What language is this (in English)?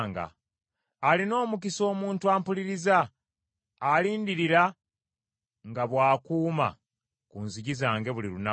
Ganda